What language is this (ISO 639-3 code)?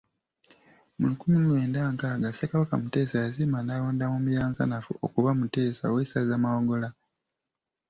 lug